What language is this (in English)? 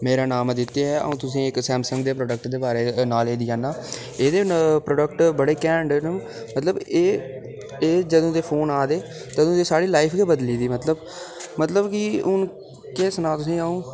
Dogri